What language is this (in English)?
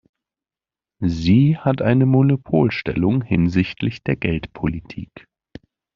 German